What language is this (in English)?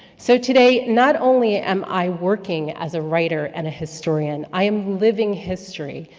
English